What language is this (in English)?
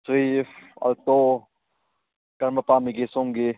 Manipuri